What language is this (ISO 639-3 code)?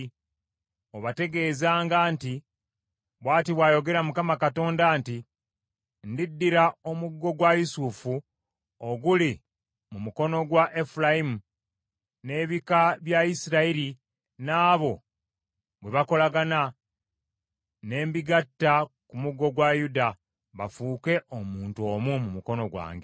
lug